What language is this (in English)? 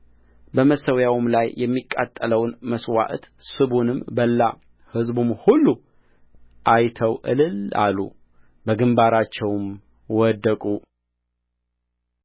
Amharic